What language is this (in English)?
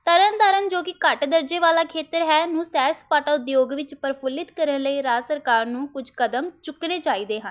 Punjabi